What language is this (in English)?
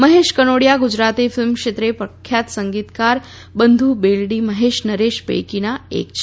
Gujarati